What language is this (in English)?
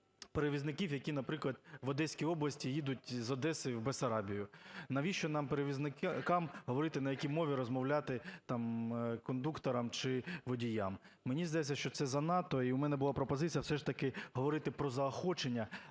Ukrainian